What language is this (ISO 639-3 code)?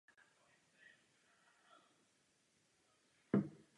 ces